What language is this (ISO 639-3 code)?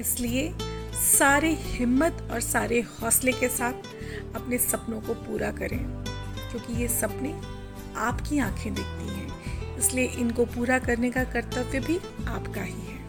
hin